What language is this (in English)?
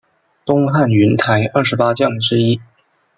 Chinese